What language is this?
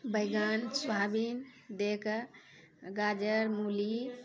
Maithili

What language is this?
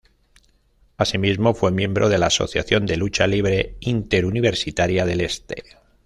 Spanish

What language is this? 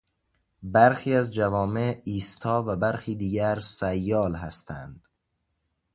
Persian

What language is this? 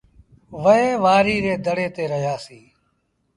Sindhi Bhil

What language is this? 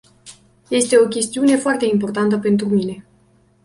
Romanian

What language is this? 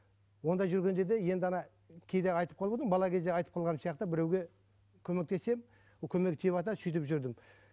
Kazakh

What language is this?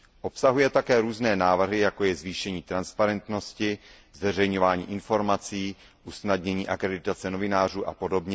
Czech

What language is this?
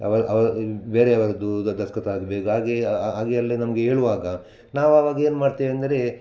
Kannada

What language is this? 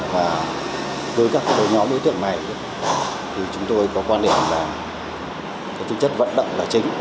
Vietnamese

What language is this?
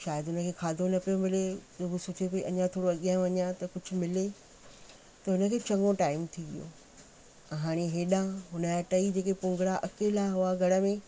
Sindhi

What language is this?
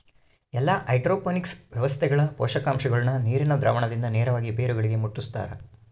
Kannada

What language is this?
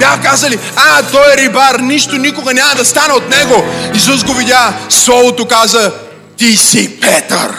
Bulgarian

